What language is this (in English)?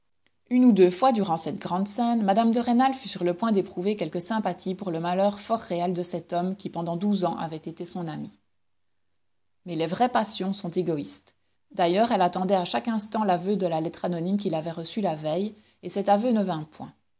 French